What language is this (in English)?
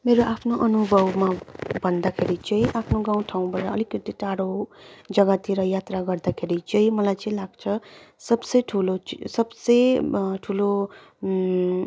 Nepali